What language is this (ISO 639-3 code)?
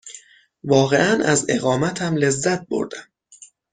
fas